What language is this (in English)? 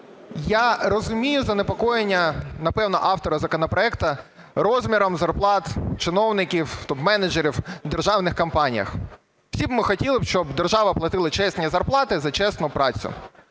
Ukrainian